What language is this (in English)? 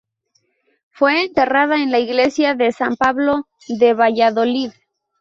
Spanish